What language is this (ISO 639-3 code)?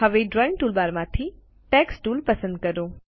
guj